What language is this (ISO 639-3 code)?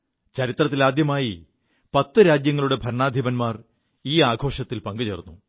mal